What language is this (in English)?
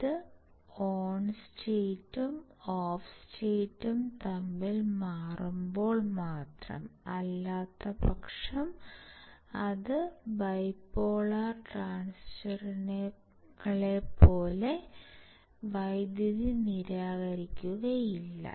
Malayalam